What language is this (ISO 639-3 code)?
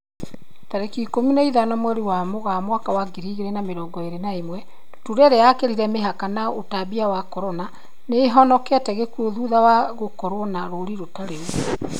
kik